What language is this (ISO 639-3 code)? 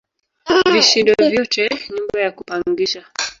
swa